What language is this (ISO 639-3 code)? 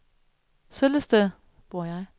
dan